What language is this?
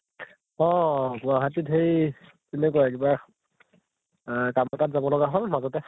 Assamese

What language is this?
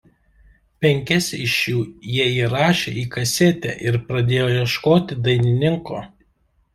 Lithuanian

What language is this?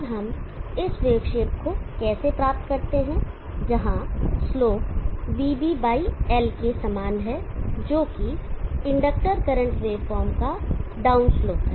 Hindi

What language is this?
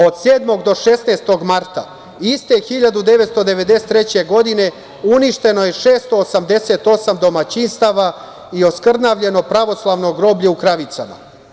Serbian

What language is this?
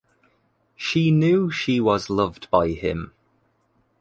English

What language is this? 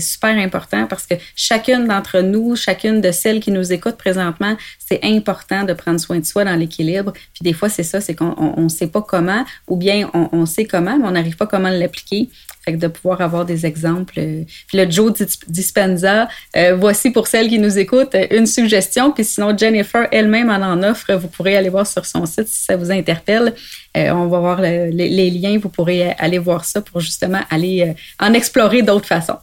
French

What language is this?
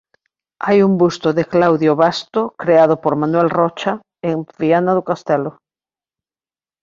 Galician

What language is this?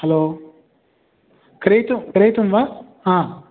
Sanskrit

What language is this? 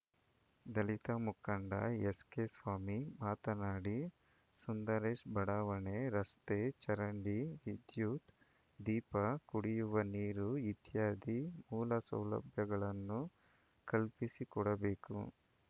Kannada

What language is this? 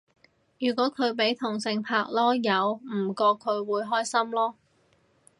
Cantonese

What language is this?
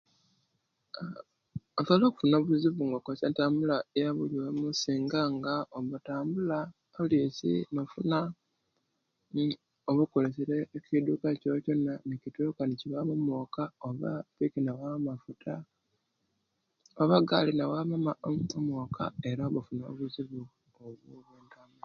Kenyi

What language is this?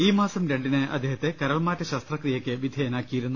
Malayalam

